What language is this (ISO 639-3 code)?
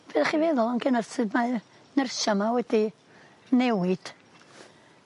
cym